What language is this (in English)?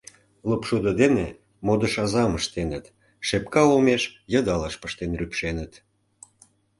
Mari